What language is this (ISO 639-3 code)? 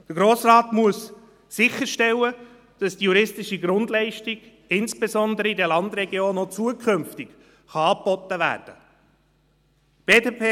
gsw